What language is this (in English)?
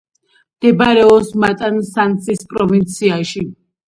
Georgian